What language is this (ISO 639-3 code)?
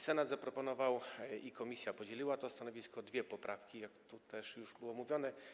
pol